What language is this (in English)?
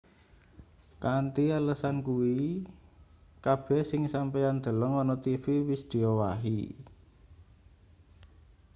Javanese